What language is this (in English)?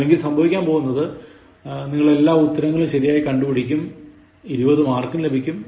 Malayalam